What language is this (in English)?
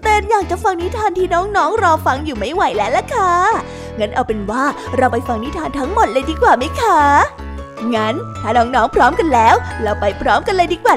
Thai